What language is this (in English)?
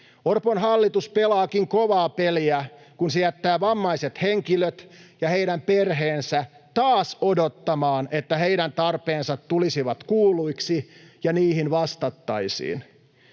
Finnish